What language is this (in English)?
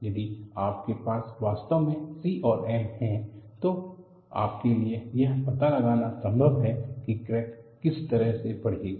Hindi